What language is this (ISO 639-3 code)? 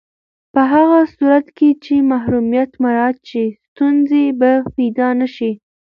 pus